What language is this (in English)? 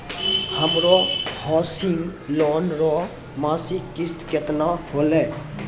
Maithili